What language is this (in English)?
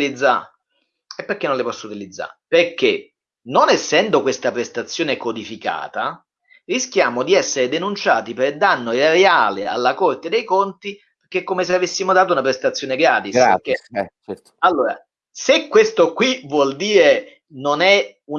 Italian